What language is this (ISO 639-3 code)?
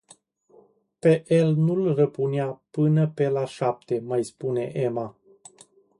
ron